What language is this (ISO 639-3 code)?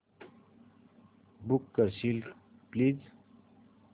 mar